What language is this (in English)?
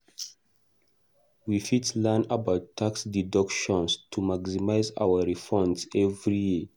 Nigerian Pidgin